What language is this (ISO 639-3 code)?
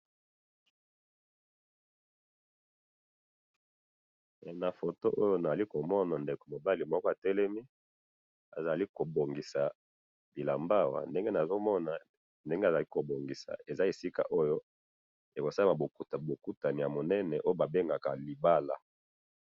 lin